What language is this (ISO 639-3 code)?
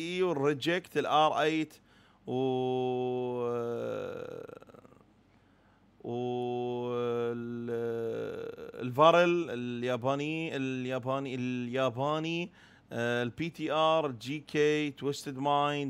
ara